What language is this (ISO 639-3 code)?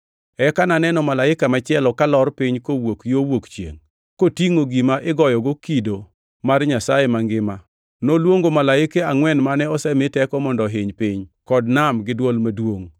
luo